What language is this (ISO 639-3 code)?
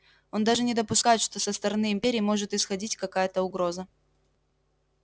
rus